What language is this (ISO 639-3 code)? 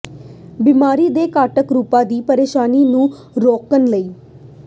pan